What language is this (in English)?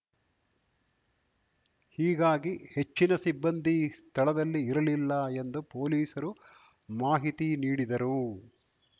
Kannada